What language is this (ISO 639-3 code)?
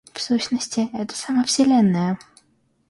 rus